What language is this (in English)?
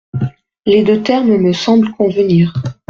French